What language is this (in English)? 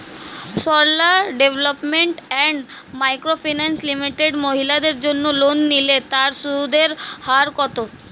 Bangla